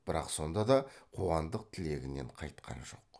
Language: Kazakh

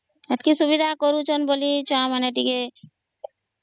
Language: Odia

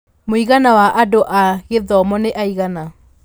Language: Kikuyu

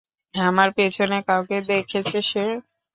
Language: Bangla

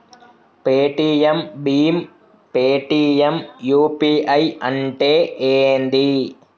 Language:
Telugu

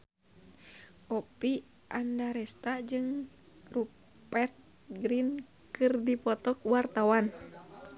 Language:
Sundanese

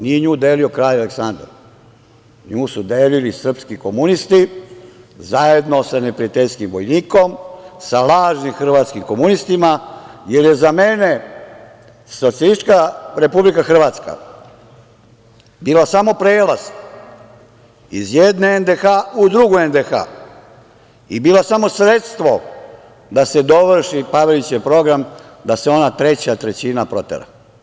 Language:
Serbian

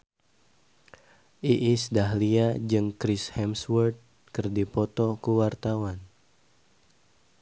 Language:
Sundanese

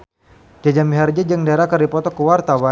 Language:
Sundanese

